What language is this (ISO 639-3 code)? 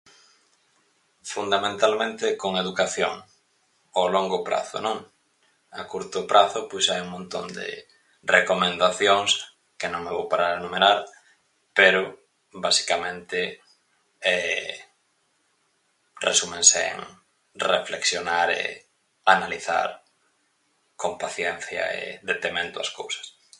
glg